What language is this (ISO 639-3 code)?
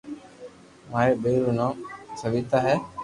lrk